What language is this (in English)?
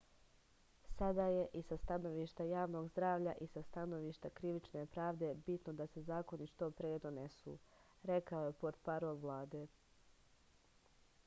Serbian